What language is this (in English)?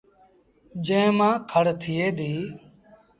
Sindhi Bhil